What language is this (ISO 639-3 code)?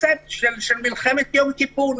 heb